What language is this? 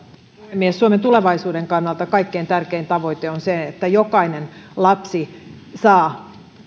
Finnish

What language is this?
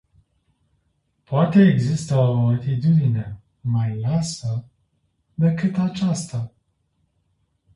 Romanian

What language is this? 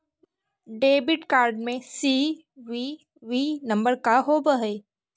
Magahi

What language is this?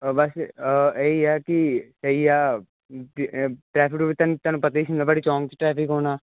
Punjabi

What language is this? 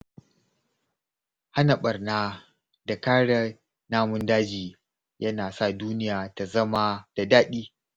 Hausa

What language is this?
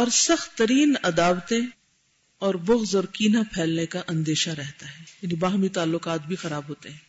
Urdu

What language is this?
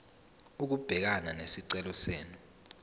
Zulu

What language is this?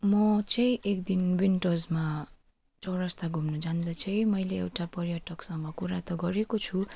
Nepali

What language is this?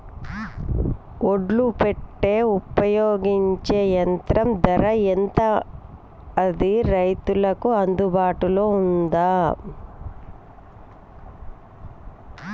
Telugu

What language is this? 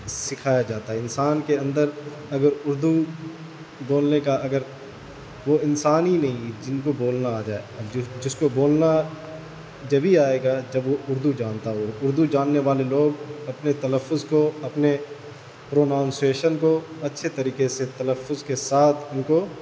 Urdu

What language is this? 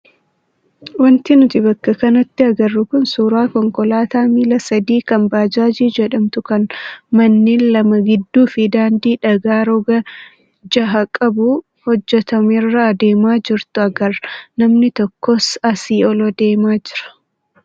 Oromo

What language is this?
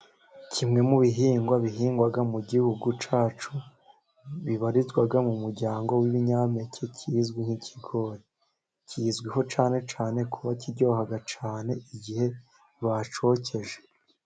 Kinyarwanda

